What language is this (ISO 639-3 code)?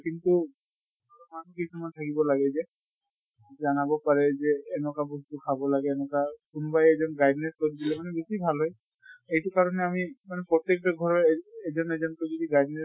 asm